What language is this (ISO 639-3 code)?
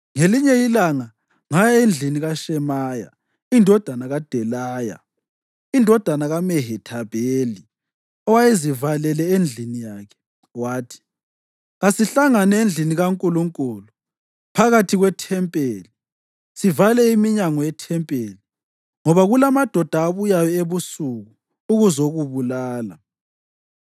nde